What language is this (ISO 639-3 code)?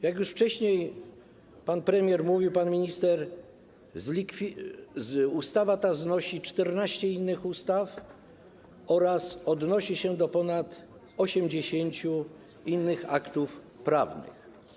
pol